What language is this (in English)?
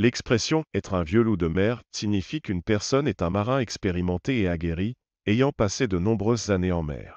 French